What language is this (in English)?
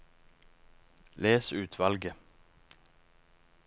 Norwegian